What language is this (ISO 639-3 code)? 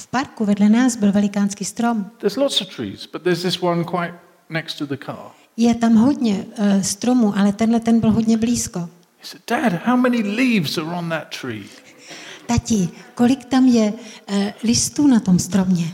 ces